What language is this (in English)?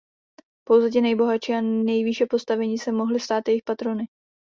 Czech